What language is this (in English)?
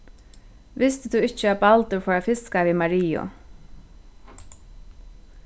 Faroese